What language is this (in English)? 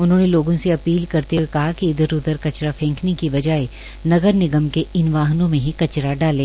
Hindi